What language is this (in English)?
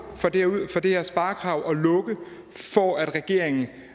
Danish